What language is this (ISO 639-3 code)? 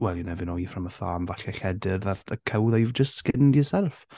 cym